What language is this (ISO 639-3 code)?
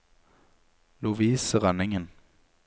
nor